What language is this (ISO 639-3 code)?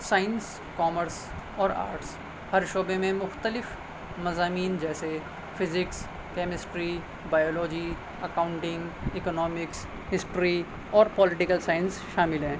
urd